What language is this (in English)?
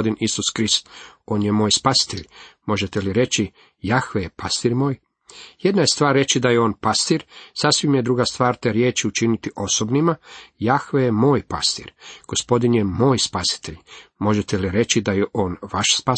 Croatian